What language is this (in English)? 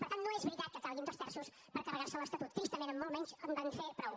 Catalan